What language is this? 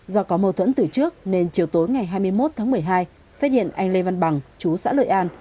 Vietnamese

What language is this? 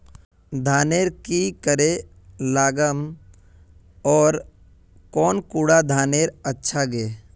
Magahi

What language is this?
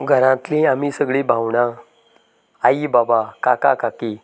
Konkani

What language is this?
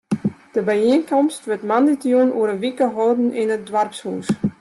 Western Frisian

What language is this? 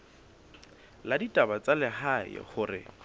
Southern Sotho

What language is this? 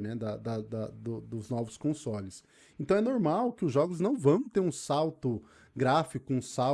Portuguese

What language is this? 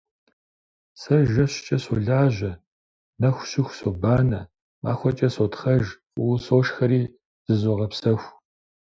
Kabardian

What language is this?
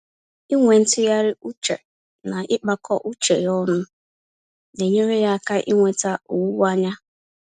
Igbo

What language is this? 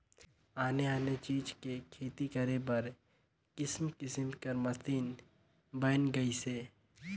Chhattisgarhi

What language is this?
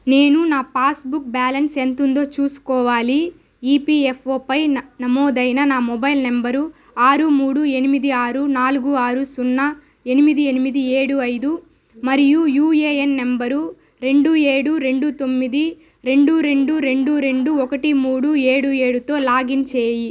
Telugu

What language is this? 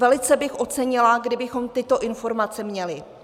Czech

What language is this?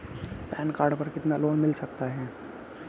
Hindi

